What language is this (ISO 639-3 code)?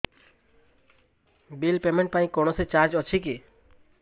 ori